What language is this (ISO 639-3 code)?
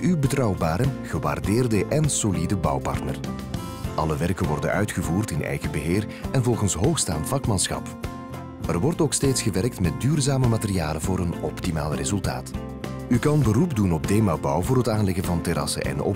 nld